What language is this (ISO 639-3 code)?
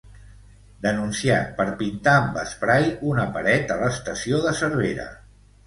cat